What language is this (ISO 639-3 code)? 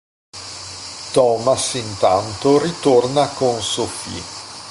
ita